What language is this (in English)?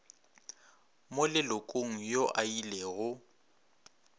Northern Sotho